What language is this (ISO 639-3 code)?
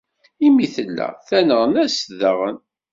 kab